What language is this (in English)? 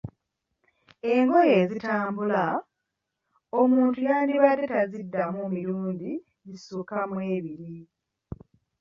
Ganda